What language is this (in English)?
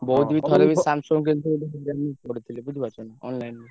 Odia